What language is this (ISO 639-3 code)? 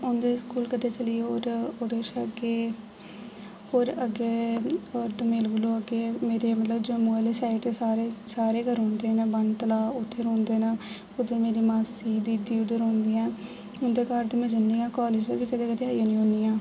doi